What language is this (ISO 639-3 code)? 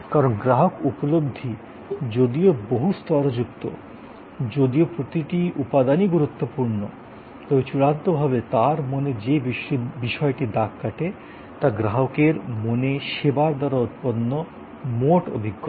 ben